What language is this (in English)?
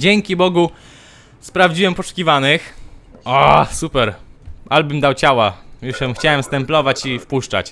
Polish